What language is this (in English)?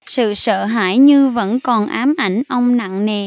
Vietnamese